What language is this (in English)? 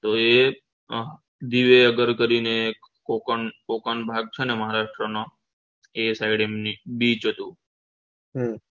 Gujarati